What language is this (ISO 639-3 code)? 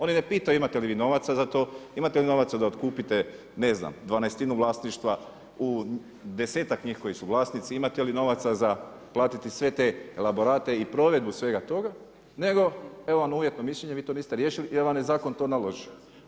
hrv